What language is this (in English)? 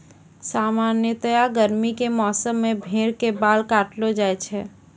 Maithili